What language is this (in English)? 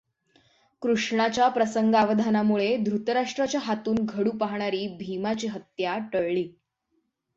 Marathi